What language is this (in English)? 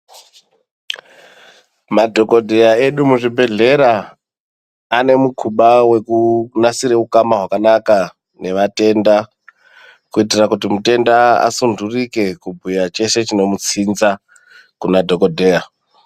Ndau